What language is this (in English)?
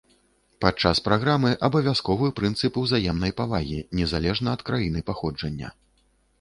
Belarusian